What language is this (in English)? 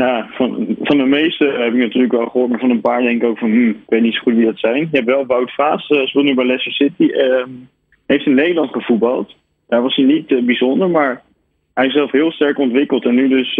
Dutch